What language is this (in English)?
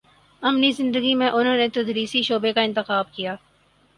Urdu